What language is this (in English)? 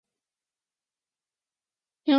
Chinese